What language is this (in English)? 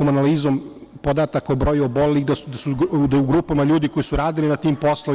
Serbian